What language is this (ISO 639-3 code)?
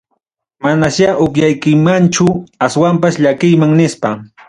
quy